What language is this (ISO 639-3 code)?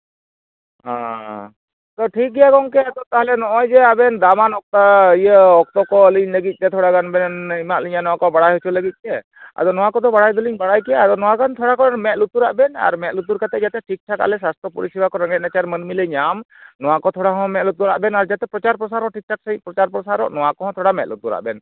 sat